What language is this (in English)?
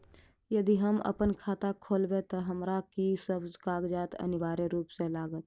Maithili